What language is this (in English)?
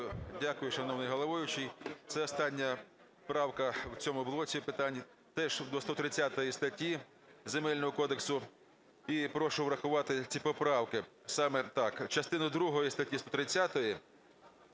Ukrainian